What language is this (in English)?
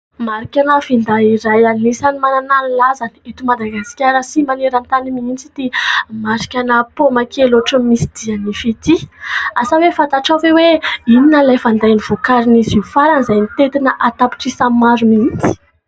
Malagasy